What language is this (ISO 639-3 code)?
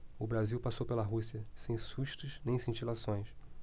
por